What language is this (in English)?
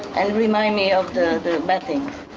English